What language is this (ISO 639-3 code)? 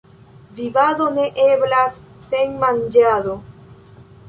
epo